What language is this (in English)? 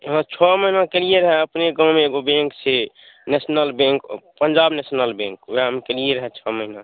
Maithili